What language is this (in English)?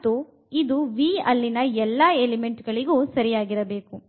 Kannada